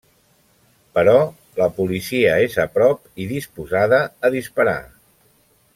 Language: Catalan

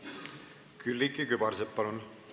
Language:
Estonian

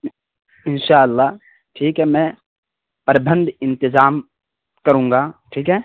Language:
Urdu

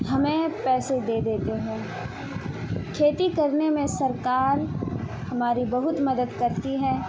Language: Urdu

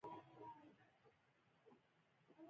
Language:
Pashto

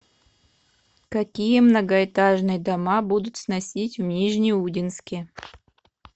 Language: Russian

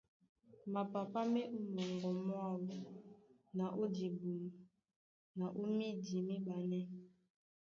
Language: Duala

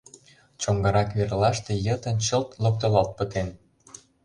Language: Mari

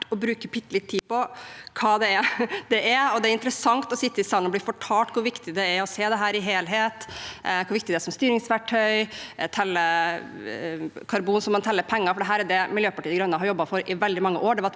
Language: Norwegian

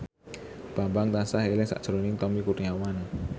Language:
Javanese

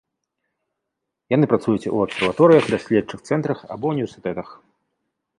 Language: Belarusian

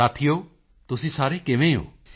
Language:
Punjabi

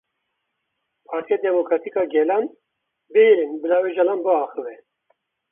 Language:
Kurdish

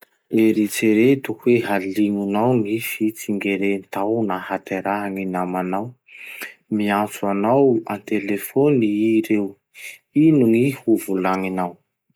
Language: Masikoro Malagasy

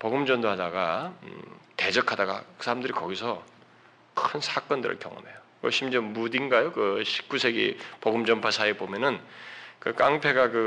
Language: Korean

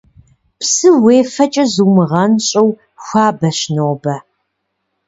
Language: Kabardian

